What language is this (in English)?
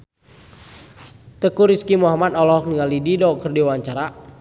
Sundanese